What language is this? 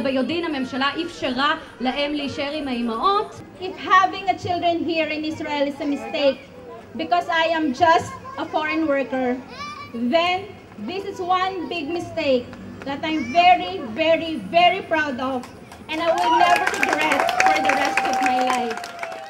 Hebrew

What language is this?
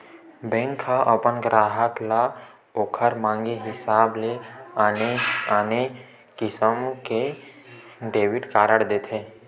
Chhattisgarhi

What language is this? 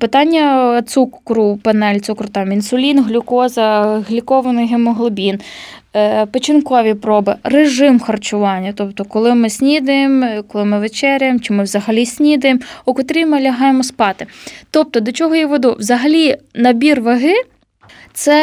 Ukrainian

